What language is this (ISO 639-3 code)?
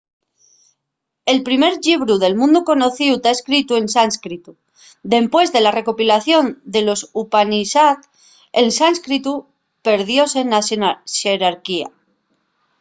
ast